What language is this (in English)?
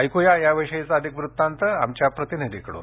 Marathi